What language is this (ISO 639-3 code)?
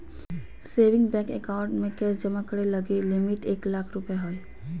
mag